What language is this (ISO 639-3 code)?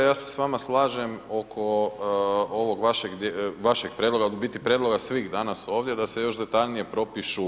hrv